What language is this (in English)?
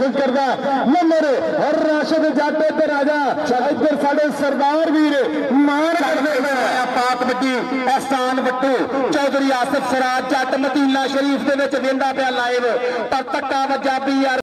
Punjabi